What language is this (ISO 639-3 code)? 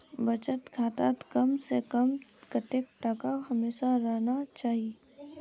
mag